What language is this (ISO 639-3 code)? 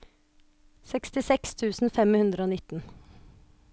nor